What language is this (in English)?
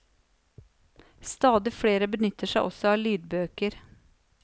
Norwegian